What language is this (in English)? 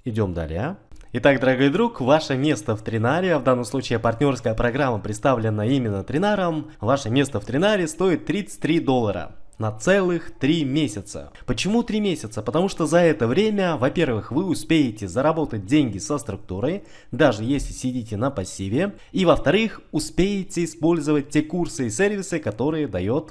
Russian